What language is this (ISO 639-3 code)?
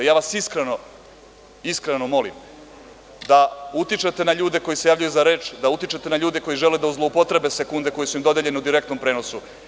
srp